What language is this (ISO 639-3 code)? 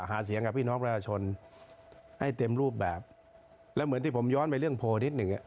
tha